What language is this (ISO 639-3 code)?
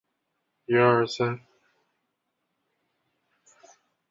zho